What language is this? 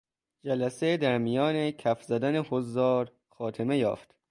Persian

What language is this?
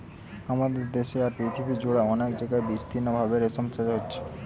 Bangla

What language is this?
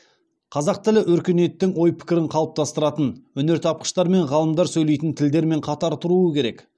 Kazakh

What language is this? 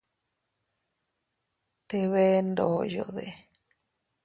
Teutila Cuicatec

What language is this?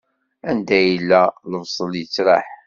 Kabyle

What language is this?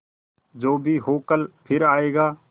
Hindi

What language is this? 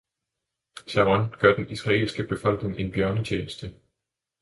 Danish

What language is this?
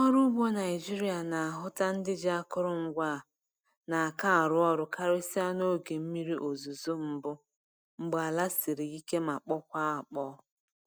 Igbo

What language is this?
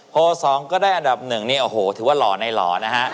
Thai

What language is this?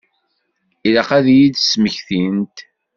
Kabyle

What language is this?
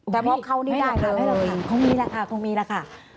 Thai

